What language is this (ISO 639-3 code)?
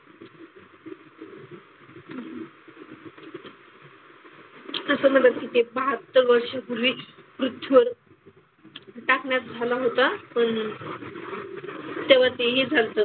mar